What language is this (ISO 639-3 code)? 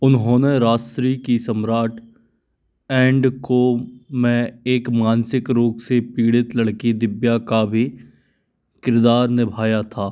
hin